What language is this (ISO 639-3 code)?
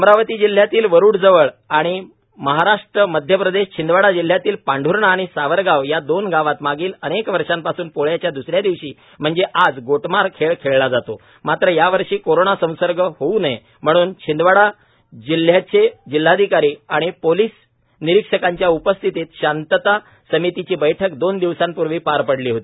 mar